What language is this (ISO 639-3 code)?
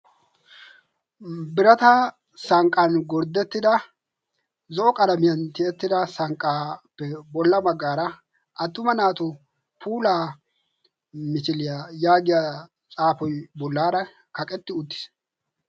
wal